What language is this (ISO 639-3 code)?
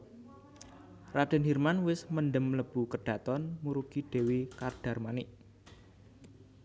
jav